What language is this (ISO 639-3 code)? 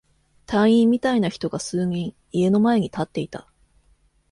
jpn